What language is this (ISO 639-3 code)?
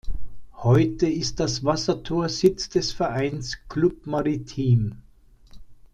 deu